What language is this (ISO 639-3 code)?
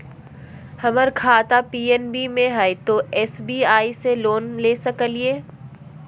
mag